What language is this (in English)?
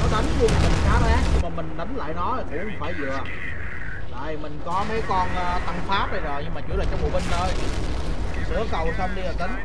Vietnamese